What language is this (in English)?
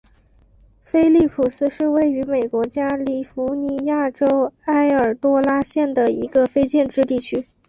Chinese